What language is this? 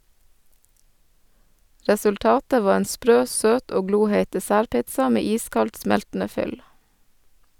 Norwegian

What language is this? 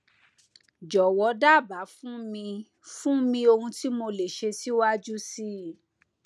Yoruba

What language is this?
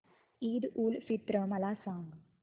Marathi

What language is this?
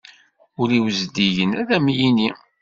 Kabyle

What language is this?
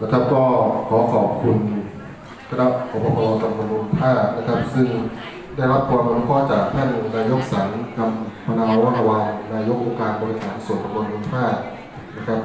Thai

